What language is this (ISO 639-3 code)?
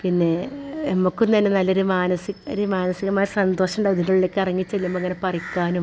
mal